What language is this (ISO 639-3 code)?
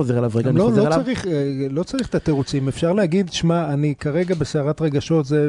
heb